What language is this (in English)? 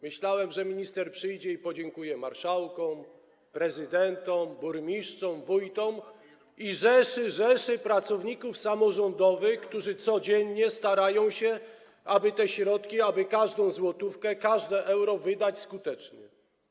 Polish